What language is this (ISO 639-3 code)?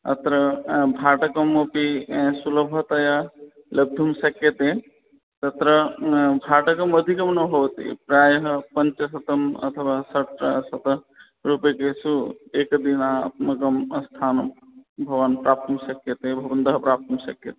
san